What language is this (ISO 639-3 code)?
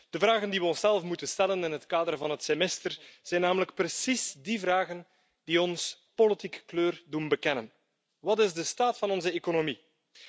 nld